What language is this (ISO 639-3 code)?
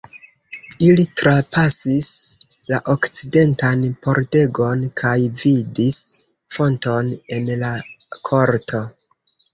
epo